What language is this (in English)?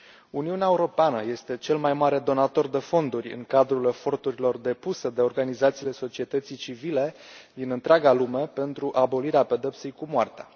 Romanian